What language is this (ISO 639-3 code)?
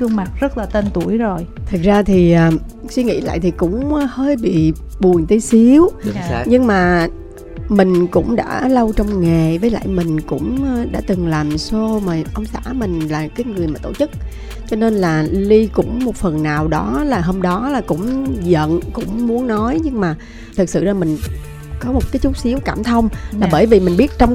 vie